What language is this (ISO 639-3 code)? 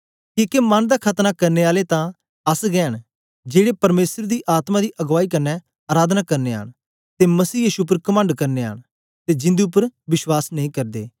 doi